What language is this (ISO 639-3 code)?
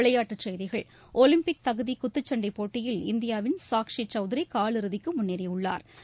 tam